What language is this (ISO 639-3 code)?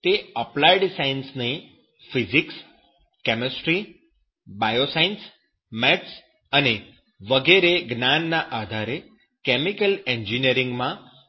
guj